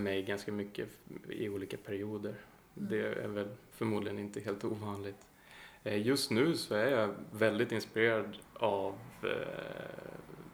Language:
Swedish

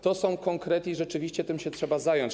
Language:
Polish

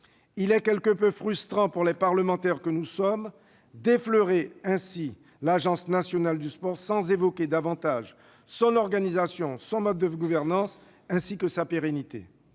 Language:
French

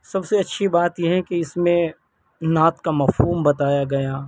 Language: Urdu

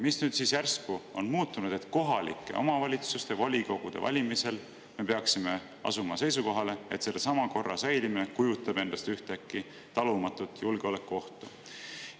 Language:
Estonian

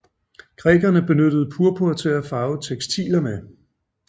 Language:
Danish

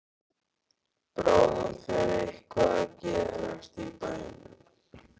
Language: Icelandic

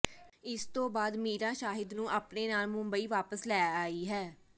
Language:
Punjabi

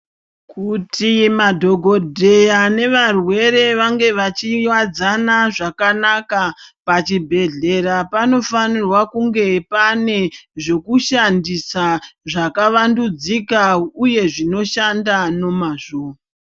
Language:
Ndau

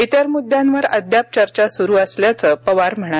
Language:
Marathi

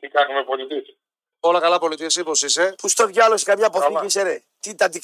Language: Greek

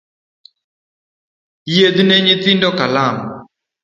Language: Luo (Kenya and Tanzania)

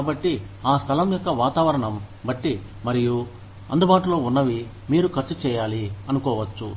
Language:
Telugu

